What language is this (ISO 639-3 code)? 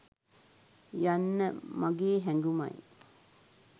sin